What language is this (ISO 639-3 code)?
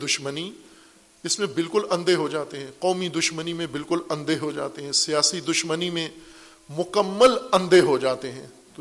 urd